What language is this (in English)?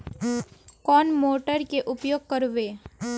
Magahi